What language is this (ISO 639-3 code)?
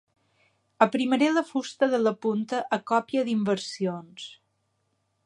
cat